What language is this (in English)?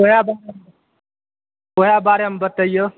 Maithili